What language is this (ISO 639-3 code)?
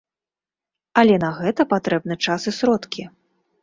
bel